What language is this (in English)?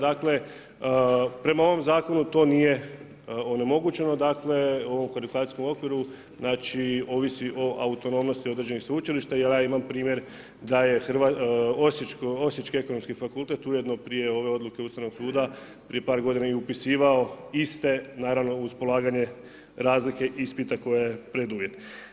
Croatian